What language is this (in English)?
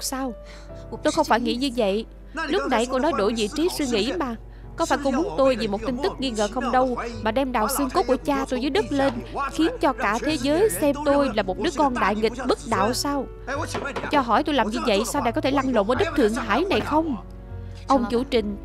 Vietnamese